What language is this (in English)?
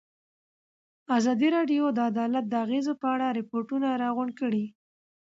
Pashto